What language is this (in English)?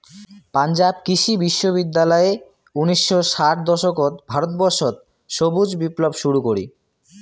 Bangla